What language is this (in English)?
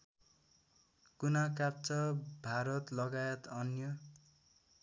Nepali